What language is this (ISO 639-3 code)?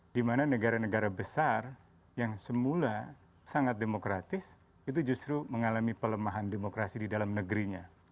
ind